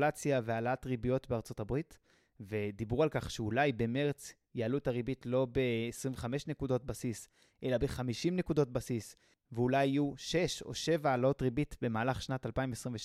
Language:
Hebrew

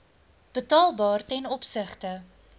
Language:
Afrikaans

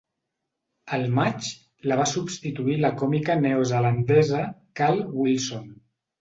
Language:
Catalan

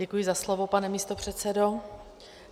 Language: Czech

